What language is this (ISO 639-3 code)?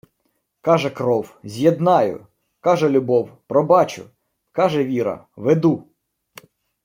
ukr